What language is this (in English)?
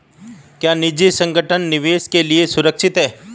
Hindi